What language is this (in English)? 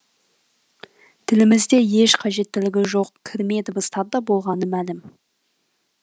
Kazakh